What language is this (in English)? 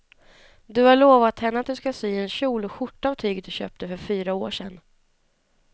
Swedish